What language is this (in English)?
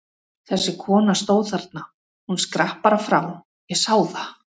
Icelandic